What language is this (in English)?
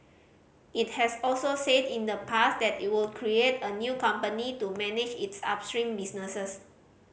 English